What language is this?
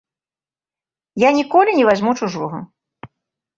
Belarusian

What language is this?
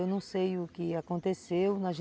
Portuguese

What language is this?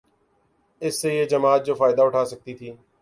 Urdu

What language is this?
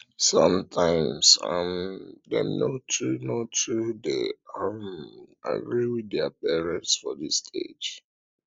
Nigerian Pidgin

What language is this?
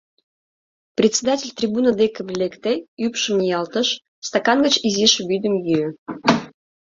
Mari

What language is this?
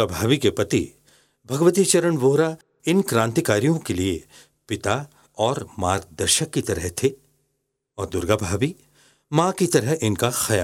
Hindi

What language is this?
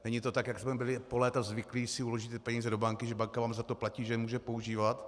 Czech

